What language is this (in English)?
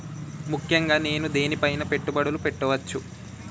Telugu